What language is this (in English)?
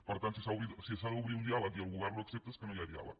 Catalan